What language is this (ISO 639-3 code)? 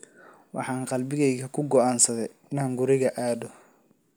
som